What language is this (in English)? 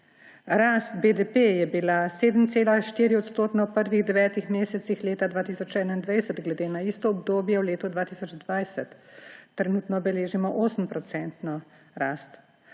Slovenian